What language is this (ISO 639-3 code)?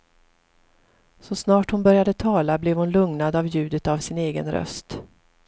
swe